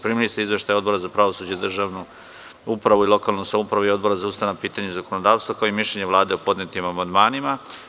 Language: Serbian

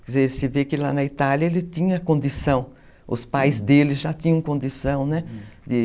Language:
Portuguese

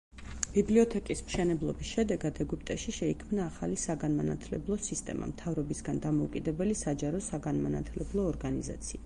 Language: Georgian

